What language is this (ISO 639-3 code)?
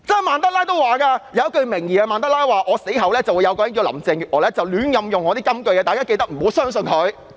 yue